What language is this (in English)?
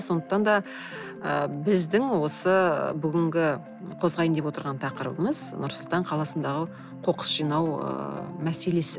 Kazakh